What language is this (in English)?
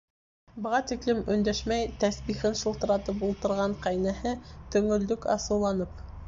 Bashkir